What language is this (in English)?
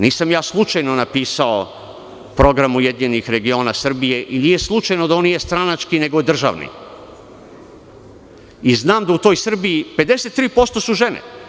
Serbian